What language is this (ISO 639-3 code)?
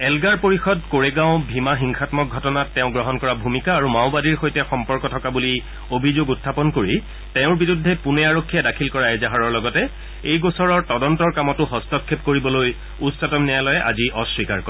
asm